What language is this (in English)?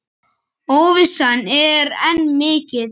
Icelandic